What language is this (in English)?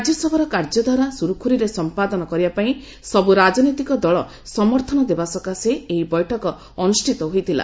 Odia